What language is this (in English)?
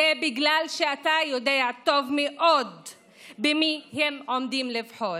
Hebrew